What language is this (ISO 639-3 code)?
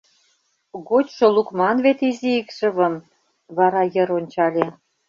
chm